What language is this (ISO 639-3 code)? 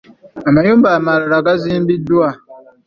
lug